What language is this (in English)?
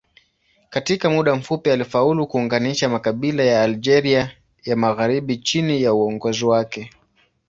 Swahili